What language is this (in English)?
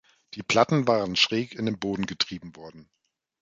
German